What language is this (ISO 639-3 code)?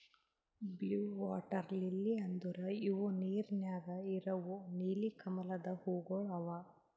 kan